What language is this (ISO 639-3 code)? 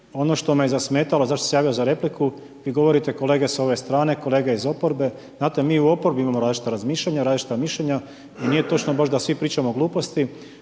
hrv